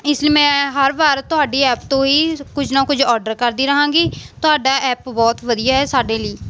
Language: Punjabi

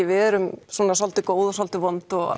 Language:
Icelandic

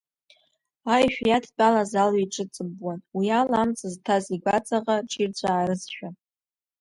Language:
Abkhazian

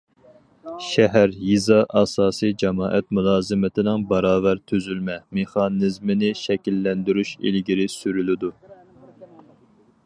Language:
Uyghur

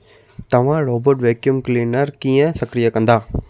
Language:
Sindhi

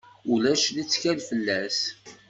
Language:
Kabyle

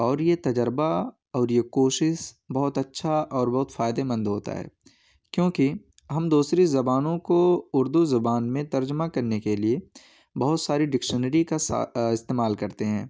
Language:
Urdu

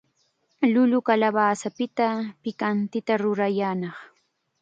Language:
Chiquián Ancash Quechua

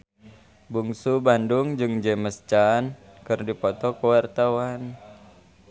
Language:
Sundanese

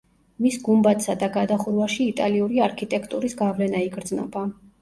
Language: Georgian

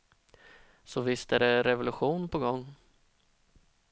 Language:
Swedish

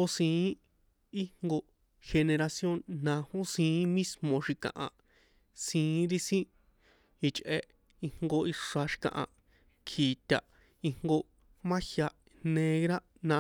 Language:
San Juan Atzingo Popoloca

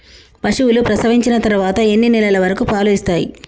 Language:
Telugu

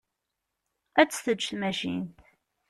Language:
Kabyle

